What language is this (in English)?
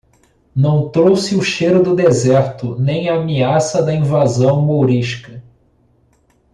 Portuguese